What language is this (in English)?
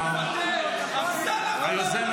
Hebrew